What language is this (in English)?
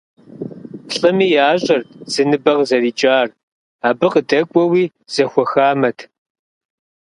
Kabardian